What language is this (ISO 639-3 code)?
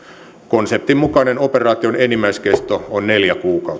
fin